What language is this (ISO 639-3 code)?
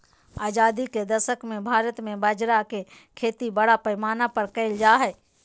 mag